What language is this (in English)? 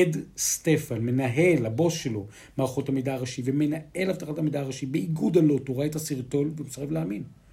Hebrew